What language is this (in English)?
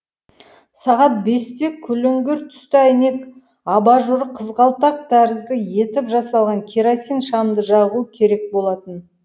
Kazakh